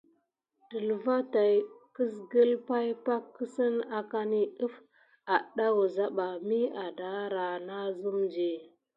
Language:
Gidar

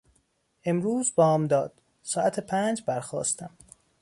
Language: Persian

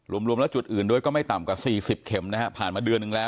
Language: Thai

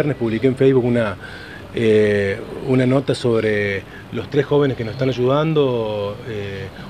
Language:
Spanish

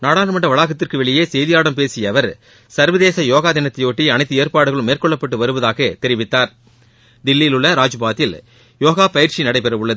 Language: Tamil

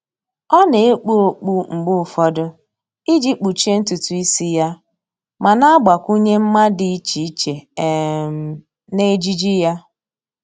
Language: Igbo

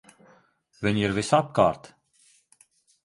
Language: Latvian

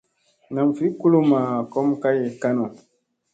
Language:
Musey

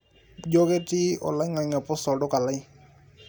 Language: Masai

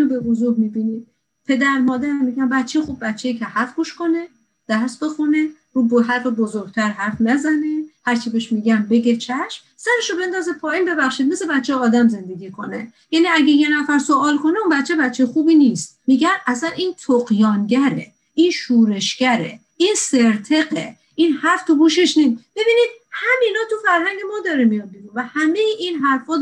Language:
Persian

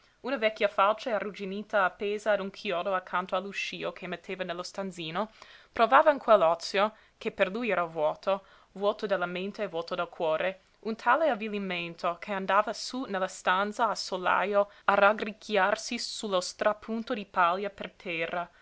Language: Italian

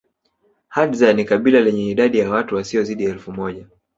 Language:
Swahili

